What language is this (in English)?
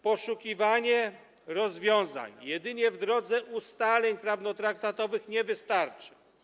Polish